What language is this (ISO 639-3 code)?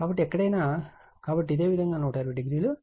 tel